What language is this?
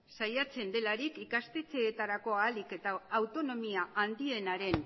Basque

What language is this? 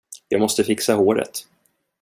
Swedish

